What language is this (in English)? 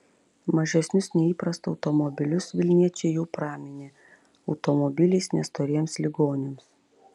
Lithuanian